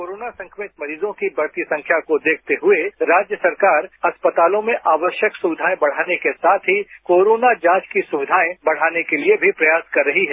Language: Hindi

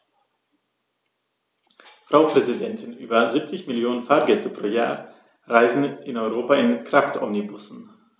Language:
German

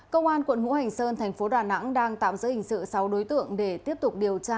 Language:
Vietnamese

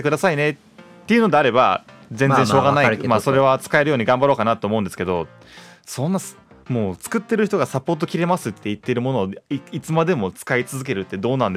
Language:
Japanese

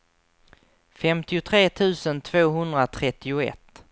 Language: Swedish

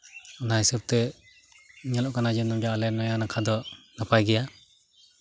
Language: Santali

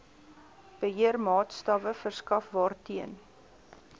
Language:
Afrikaans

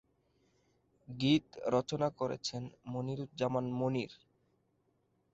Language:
Bangla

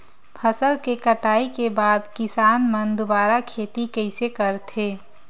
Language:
Chhattisgarhi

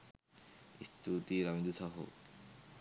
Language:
Sinhala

